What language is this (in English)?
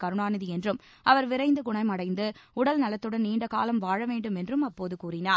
Tamil